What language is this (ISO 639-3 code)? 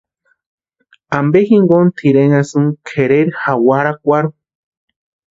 pua